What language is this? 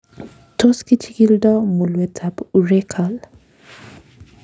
Kalenjin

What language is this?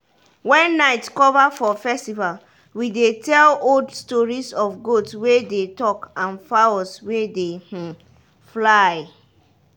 Nigerian Pidgin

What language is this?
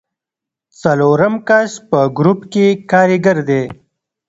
Pashto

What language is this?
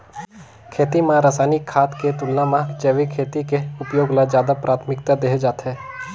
Chhattisgarhi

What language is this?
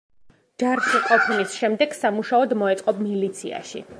Georgian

